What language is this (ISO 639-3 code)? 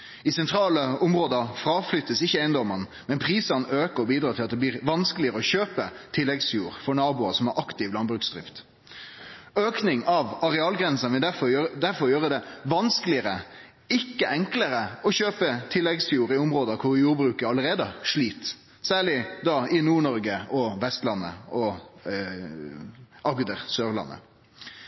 nno